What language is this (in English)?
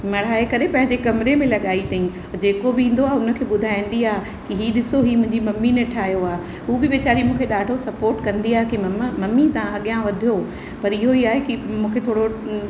Sindhi